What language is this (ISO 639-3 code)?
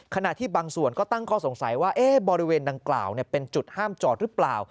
tha